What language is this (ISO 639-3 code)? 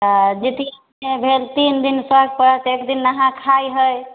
mai